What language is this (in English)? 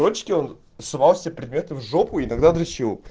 Russian